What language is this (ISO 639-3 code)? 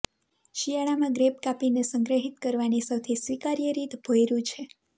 guj